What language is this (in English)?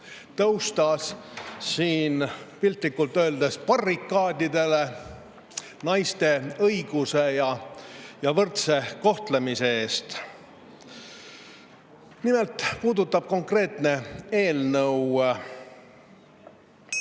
Estonian